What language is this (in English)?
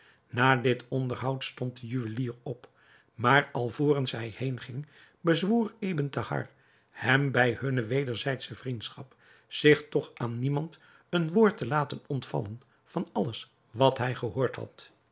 Dutch